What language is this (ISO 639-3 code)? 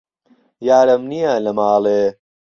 ckb